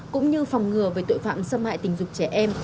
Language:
Vietnamese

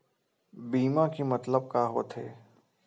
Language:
Chhattisgarhi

